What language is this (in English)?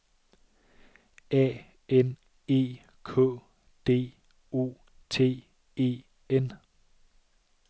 Danish